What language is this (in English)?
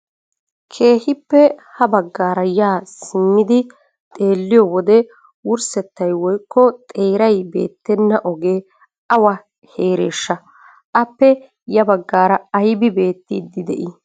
Wolaytta